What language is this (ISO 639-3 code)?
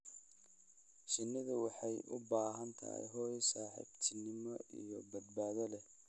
som